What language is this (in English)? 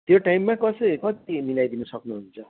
Nepali